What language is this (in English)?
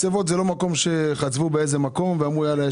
Hebrew